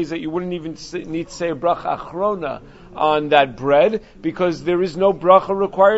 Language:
English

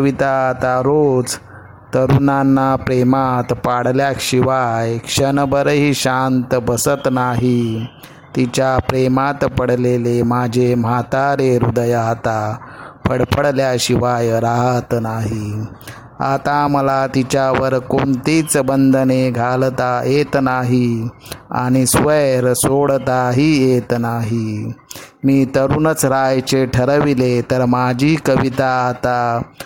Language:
Marathi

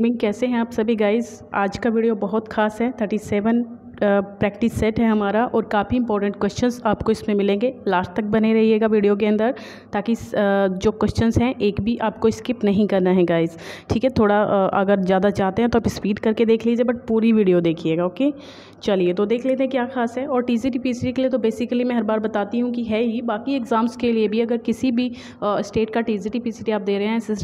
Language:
Hindi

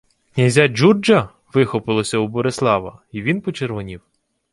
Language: Ukrainian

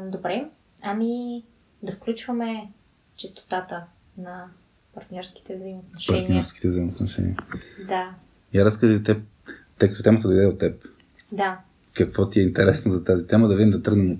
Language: Bulgarian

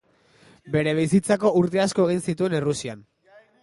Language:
Basque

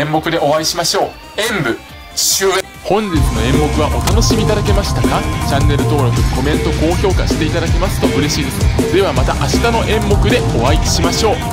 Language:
Japanese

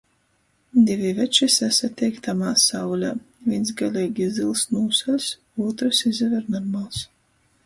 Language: Latgalian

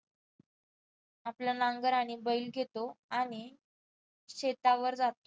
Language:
Marathi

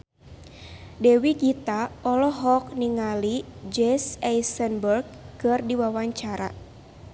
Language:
Sundanese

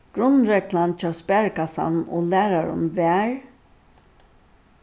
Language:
Faroese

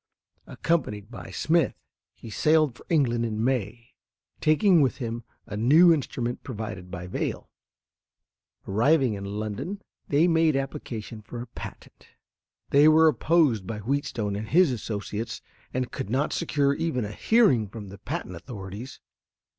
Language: English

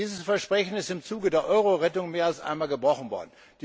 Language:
German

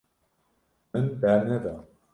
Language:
Kurdish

